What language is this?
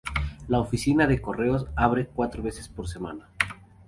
Spanish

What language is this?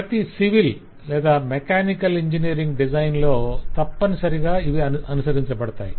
Telugu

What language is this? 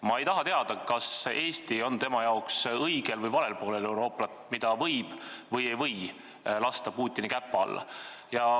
Estonian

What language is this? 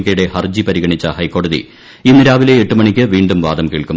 Malayalam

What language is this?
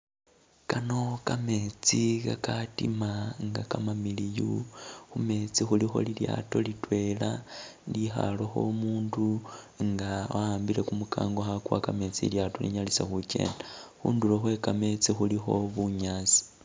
Masaaba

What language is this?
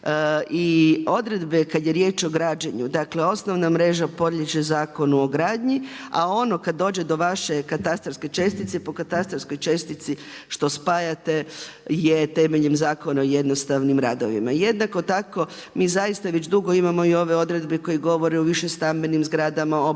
Croatian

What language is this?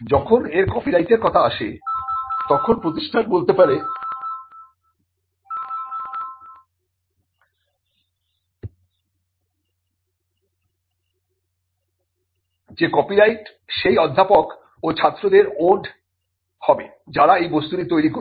Bangla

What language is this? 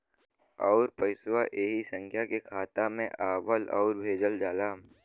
Bhojpuri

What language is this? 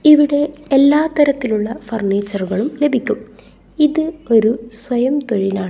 Malayalam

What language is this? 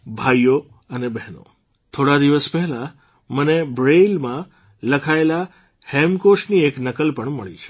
Gujarati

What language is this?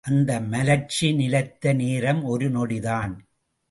Tamil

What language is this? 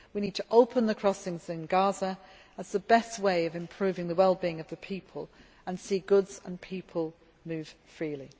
English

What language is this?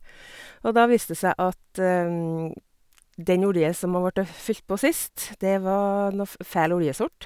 Norwegian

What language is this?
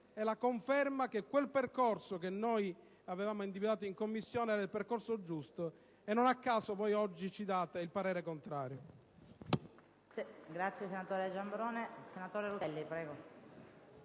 Italian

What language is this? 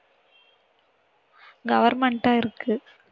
Tamil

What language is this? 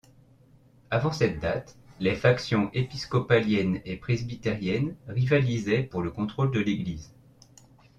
French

